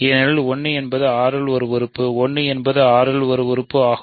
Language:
Tamil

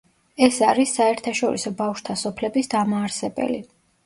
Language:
Georgian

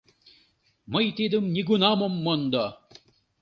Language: Mari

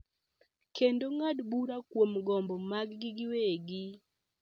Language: Luo (Kenya and Tanzania)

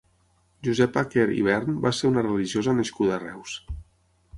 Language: Catalan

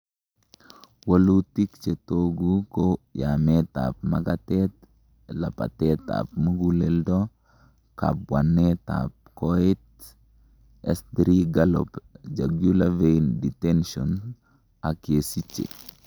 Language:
Kalenjin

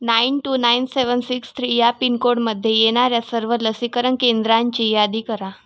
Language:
Marathi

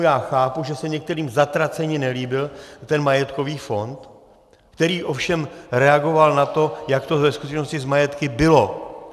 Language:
Czech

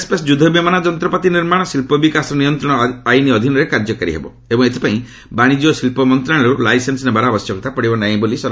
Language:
Odia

